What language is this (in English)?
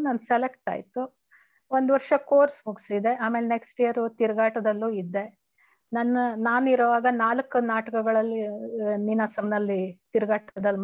Kannada